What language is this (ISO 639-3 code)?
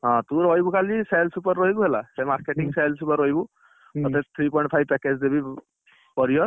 ori